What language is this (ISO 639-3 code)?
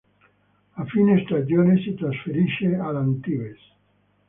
ita